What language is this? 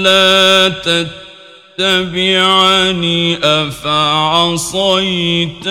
Arabic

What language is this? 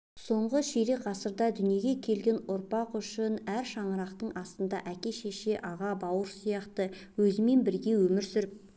Kazakh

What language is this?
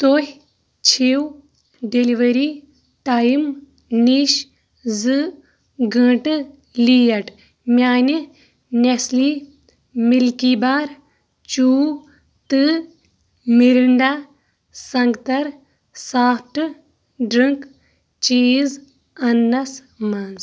Kashmiri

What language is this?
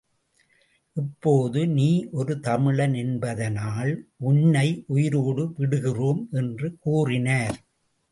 Tamil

